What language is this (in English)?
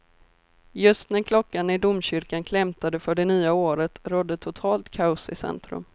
Swedish